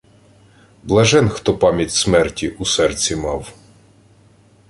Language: Ukrainian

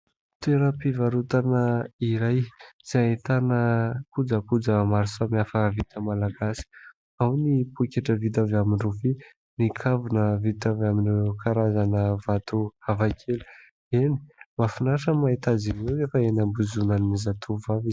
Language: Malagasy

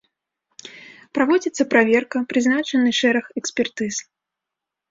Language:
Belarusian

